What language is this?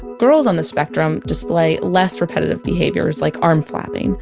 English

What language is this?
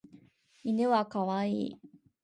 Japanese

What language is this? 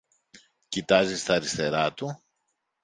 Greek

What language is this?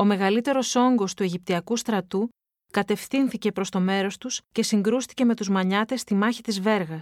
Greek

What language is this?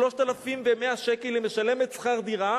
Hebrew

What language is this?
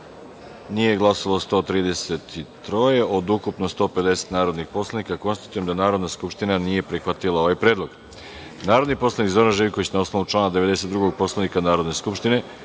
Serbian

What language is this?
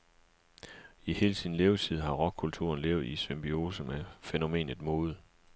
Danish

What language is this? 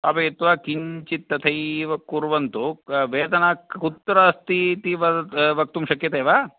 Sanskrit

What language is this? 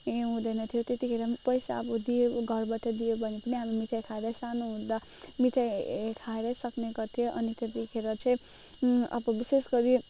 Nepali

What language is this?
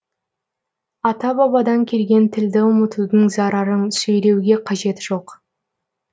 Kazakh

